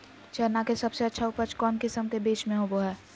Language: Magahi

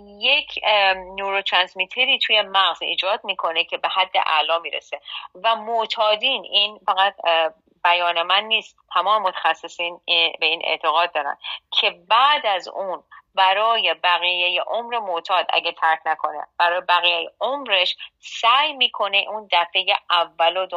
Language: Persian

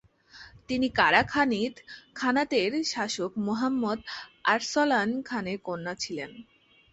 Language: Bangla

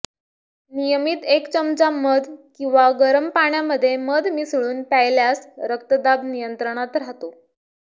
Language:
Marathi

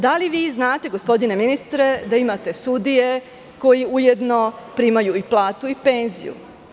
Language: Serbian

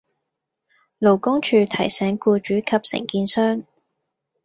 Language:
Cantonese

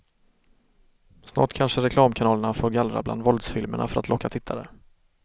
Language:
Swedish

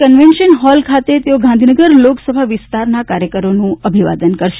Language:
Gujarati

